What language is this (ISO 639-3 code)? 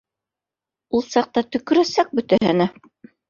bak